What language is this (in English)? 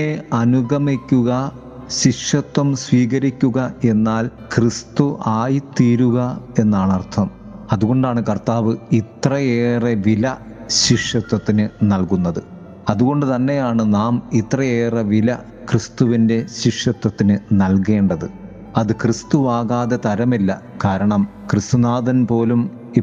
Malayalam